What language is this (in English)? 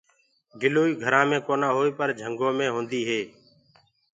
Gurgula